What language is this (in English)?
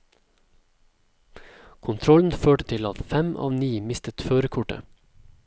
Norwegian